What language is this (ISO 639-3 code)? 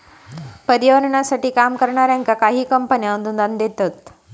mar